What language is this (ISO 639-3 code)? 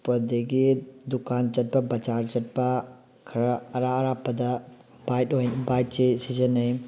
mni